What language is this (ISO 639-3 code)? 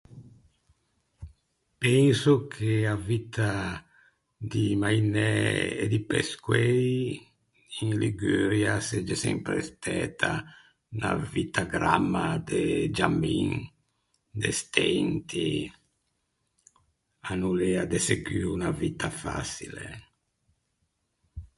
lij